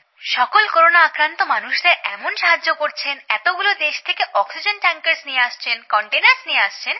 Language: Bangla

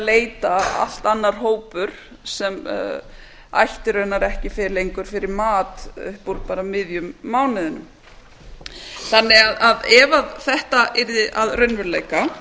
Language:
Icelandic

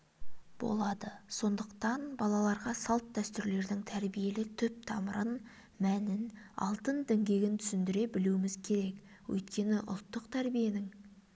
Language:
Kazakh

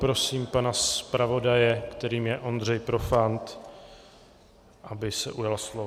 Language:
Czech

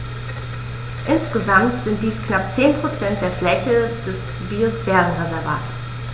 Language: German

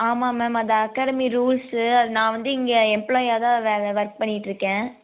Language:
Tamil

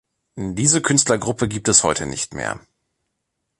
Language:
German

